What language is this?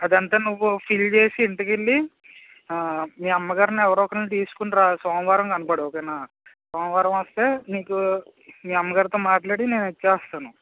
Telugu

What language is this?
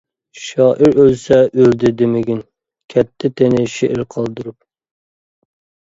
Uyghur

